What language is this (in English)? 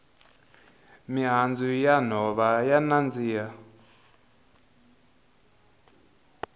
Tsonga